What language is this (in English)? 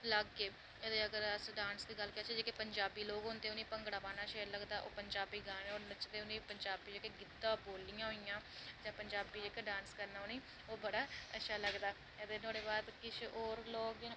Dogri